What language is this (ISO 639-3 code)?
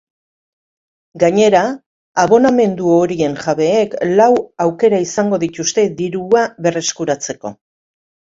eus